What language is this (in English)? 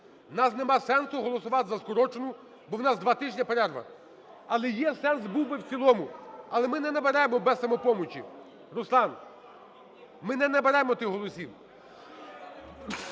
Ukrainian